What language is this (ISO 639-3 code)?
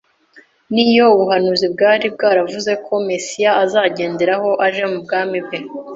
kin